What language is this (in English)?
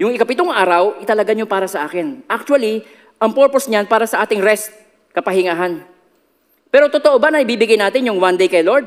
Filipino